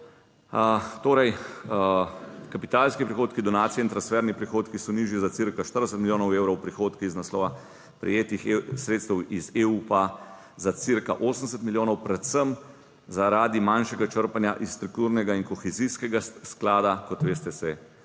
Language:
Slovenian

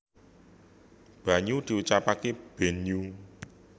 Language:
Javanese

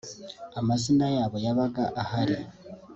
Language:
Kinyarwanda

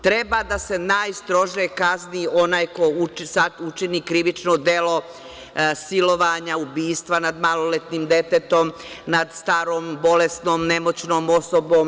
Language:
Serbian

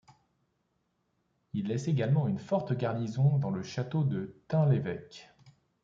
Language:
French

